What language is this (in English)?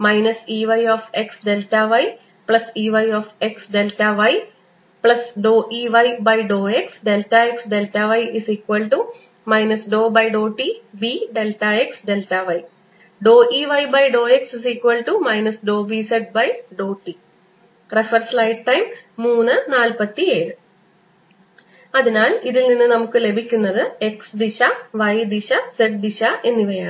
Malayalam